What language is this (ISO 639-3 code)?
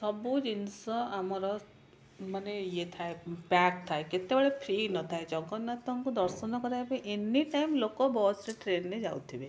ori